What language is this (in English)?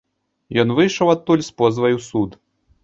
Belarusian